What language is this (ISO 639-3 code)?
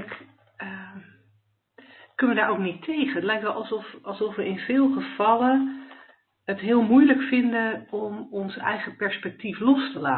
nld